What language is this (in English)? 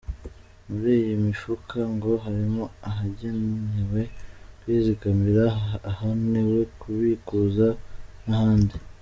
Kinyarwanda